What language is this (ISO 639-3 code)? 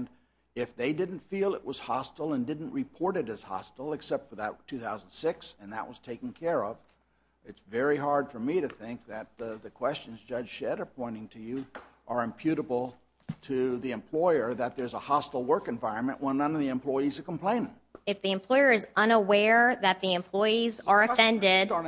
eng